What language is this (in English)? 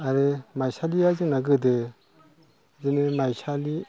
Bodo